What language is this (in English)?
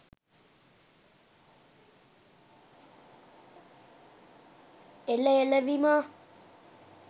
Sinhala